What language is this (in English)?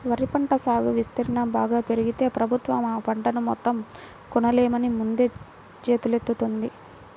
Telugu